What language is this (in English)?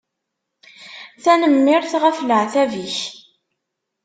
Kabyle